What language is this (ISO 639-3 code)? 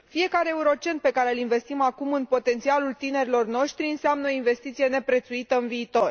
ron